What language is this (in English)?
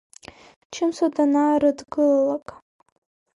Abkhazian